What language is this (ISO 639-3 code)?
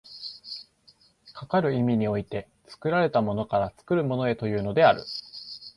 jpn